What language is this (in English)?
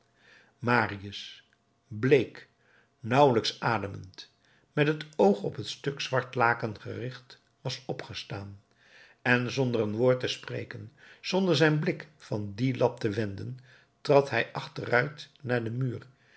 Dutch